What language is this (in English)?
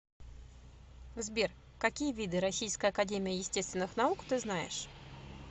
Russian